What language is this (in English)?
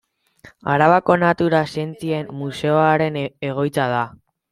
Basque